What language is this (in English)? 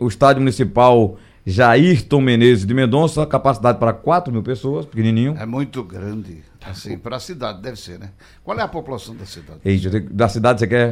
Portuguese